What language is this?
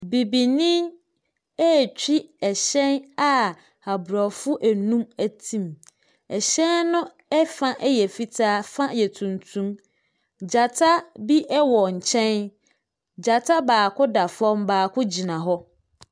Akan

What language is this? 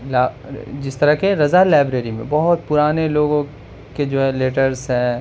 Urdu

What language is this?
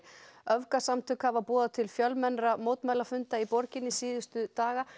Icelandic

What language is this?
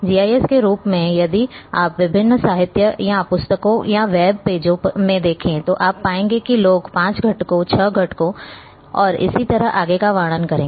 Hindi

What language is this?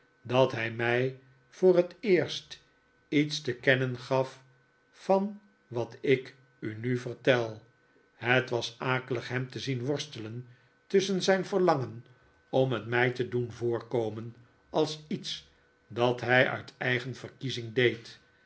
Dutch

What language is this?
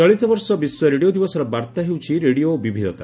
Odia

